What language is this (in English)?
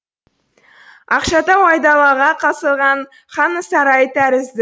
Kazakh